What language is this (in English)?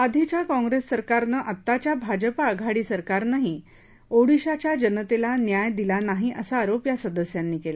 Marathi